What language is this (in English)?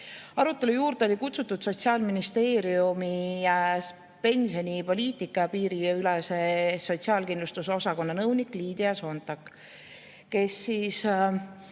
Estonian